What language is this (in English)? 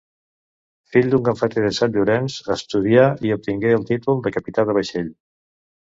Catalan